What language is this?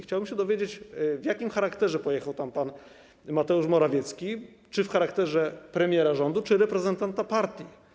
Polish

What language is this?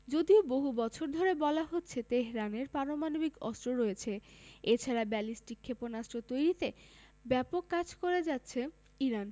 Bangla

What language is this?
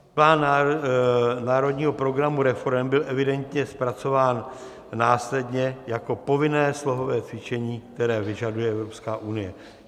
Czech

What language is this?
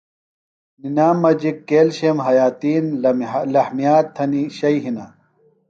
Phalura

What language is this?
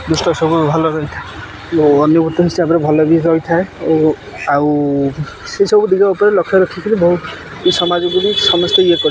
Odia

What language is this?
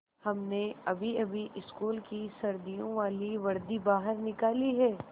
Hindi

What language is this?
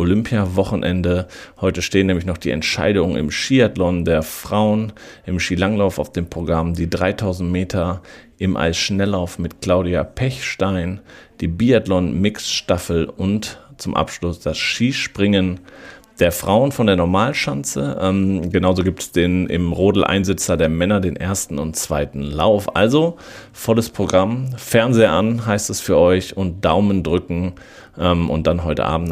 German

